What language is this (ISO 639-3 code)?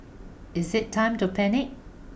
eng